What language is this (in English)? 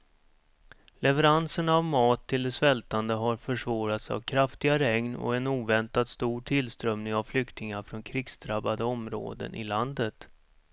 Swedish